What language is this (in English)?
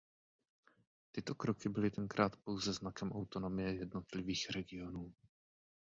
Czech